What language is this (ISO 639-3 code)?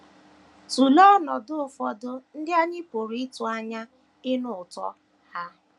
ibo